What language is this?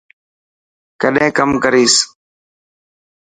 Dhatki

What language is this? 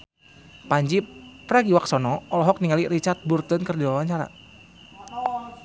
Sundanese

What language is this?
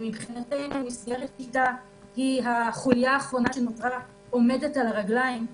Hebrew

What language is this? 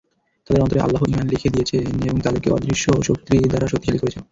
Bangla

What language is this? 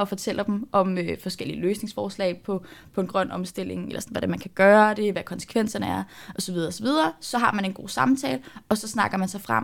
Danish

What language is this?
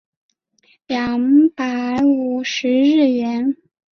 Chinese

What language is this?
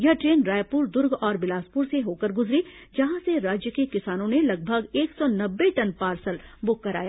Hindi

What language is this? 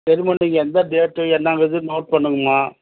Tamil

